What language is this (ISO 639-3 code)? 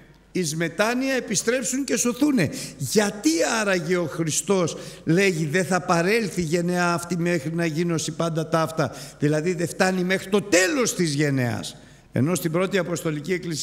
ell